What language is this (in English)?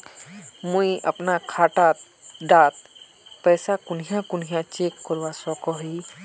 Magahi